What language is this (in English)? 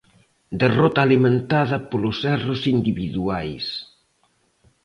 Galician